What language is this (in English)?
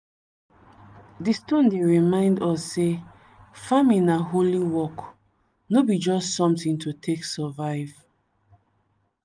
Nigerian Pidgin